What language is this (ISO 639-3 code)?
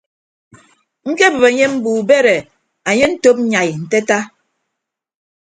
ibb